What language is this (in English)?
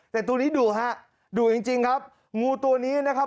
Thai